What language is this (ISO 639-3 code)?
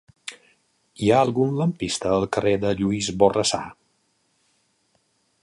cat